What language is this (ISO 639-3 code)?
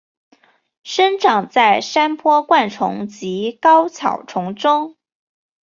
zho